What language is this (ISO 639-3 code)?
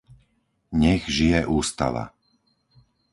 slk